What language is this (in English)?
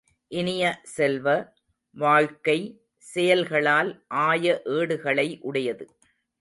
Tamil